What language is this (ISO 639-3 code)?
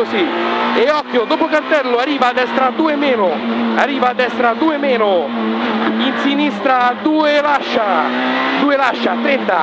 ita